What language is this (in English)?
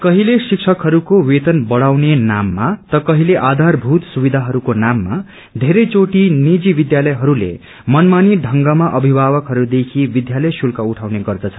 Nepali